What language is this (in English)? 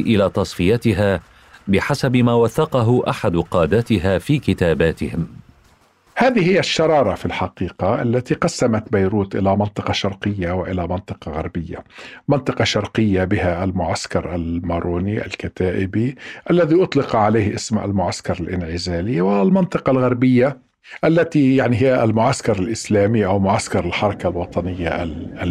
Arabic